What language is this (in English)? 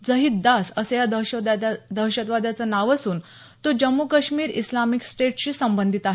Marathi